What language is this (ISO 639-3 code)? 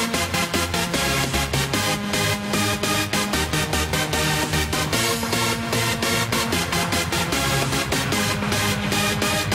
ron